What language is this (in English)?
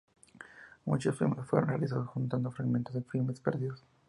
Spanish